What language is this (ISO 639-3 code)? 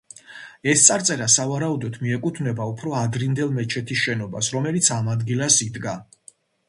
kat